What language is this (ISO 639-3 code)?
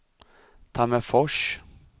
swe